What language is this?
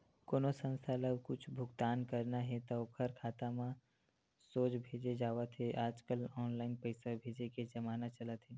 Chhattisgarhi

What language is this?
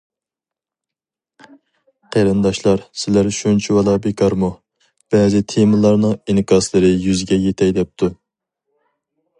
Uyghur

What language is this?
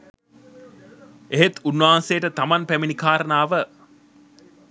Sinhala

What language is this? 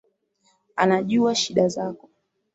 Swahili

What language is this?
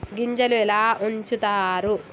Telugu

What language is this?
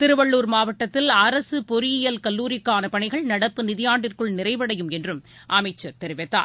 Tamil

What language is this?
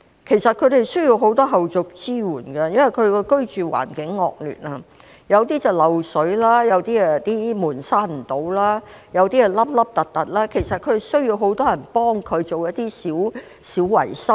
Cantonese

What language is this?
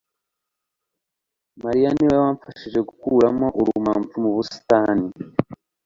Kinyarwanda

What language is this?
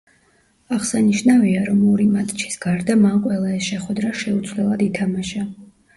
Georgian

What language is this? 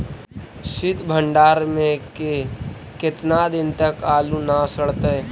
Magahi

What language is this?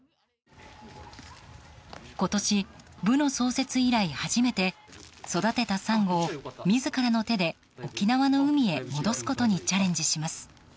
Japanese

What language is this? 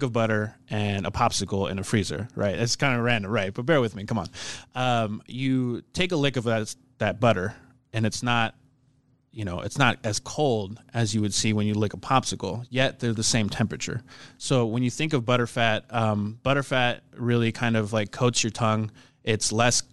English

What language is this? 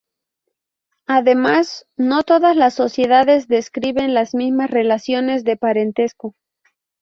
Spanish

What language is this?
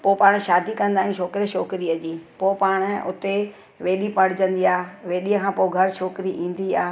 Sindhi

